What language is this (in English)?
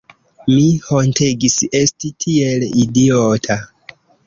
Esperanto